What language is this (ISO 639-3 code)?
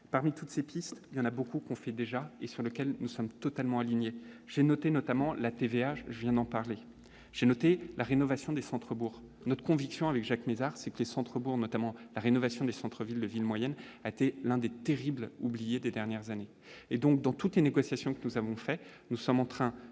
fra